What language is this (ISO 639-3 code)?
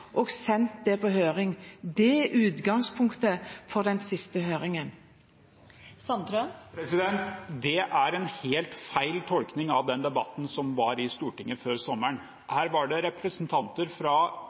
nor